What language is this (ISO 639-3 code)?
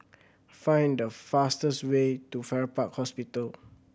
eng